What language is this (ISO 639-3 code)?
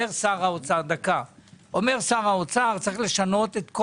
heb